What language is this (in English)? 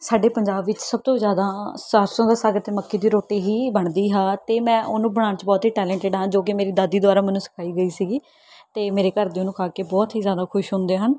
Punjabi